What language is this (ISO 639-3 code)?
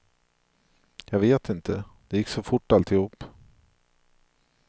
swe